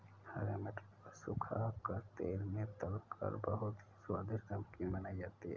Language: Hindi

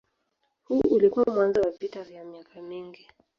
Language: Swahili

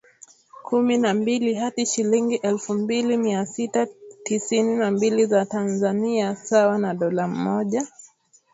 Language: Swahili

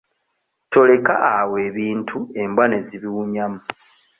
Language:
Ganda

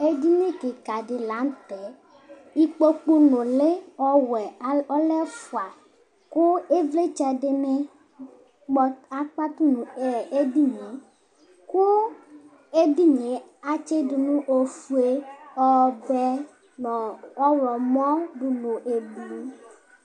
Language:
Ikposo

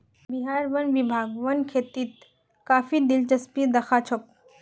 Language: Magahi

